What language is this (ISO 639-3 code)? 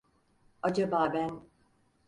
tur